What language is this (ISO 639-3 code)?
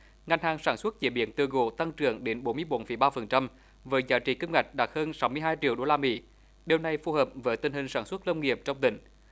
vie